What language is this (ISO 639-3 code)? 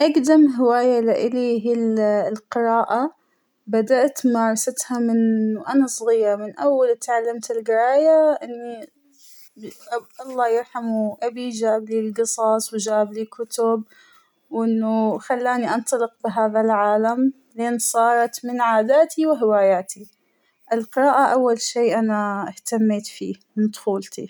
acw